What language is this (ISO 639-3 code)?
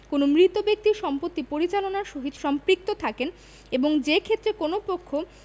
ben